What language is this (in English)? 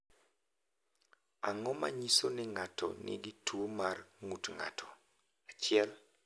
Luo (Kenya and Tanzania)